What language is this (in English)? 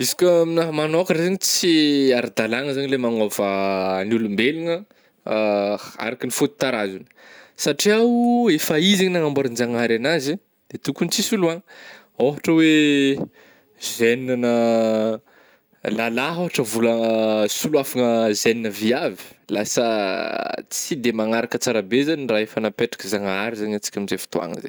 Northern Betsimisaraka Malagasy